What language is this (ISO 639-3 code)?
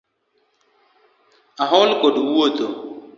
luo